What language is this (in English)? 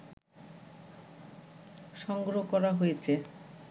Bangla